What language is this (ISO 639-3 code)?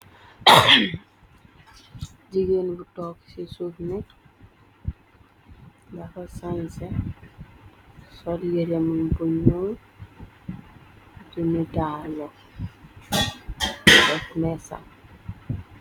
wol